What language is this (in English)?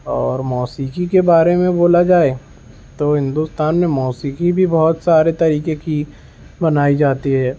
Urdu